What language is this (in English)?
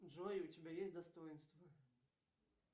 Russian